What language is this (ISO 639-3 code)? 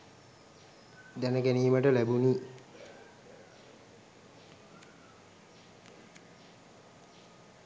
sin